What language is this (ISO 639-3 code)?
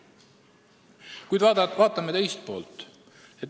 est